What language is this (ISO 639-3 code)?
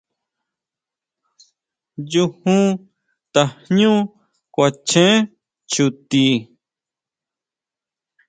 mau